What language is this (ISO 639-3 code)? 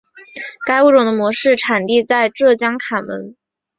zho